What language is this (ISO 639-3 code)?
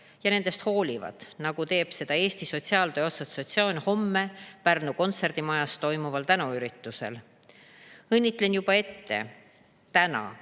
est